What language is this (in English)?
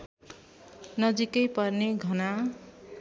Nepali